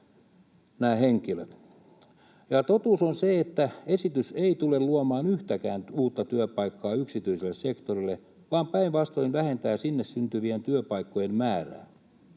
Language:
Finnish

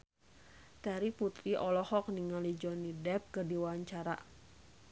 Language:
Sundanese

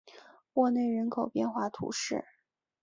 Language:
Chinese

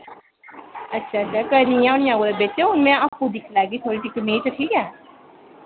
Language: Dogri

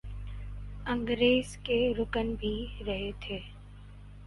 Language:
Urdu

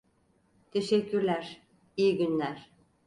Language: Turkish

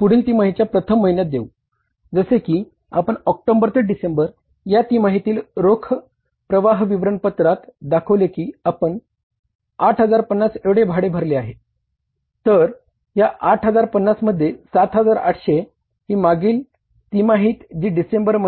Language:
Marathi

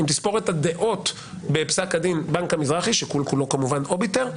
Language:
Hebrew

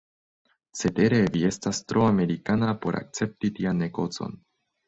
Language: Esperanto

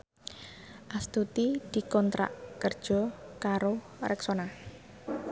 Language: Javanese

